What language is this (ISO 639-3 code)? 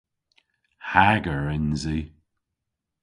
cor